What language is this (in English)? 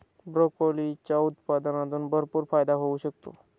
Marathi